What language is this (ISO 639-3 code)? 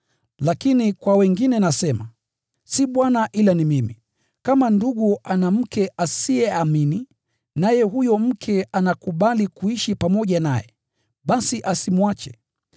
swa